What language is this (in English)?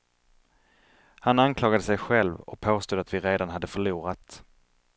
Swedish